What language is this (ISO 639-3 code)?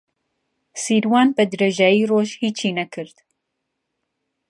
ckb